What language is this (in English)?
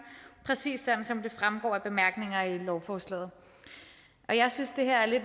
Danish